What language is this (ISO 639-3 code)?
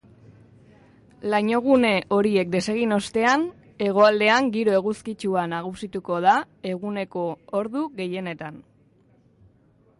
eus